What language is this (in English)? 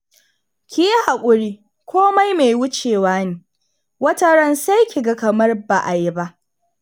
Hausa